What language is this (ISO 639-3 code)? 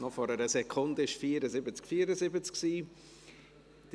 gsw